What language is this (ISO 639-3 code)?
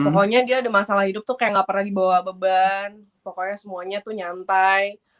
ind